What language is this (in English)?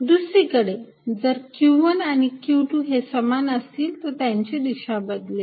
Marathi